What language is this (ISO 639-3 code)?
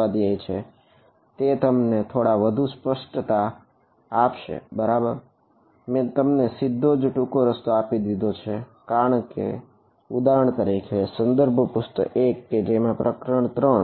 guj